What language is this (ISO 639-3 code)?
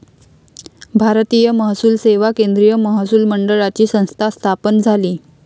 mar